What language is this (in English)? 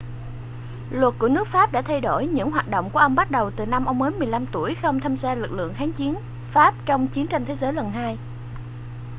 Vietnamese